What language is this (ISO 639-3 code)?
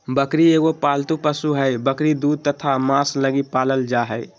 mag